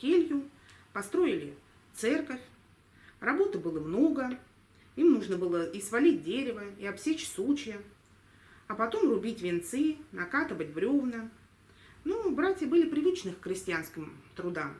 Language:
Russian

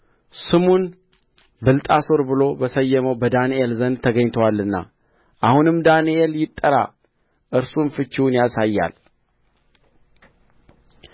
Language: Amharic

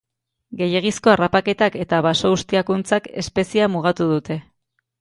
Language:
Basque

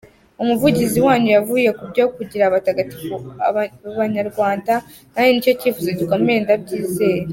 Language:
Kinyarwanda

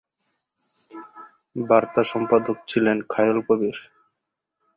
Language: Bangla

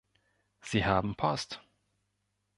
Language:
German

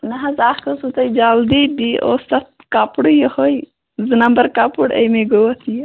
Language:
Kashmiri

